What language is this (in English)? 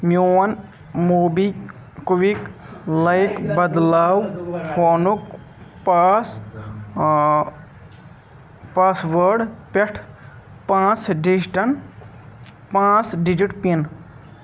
Kashmiri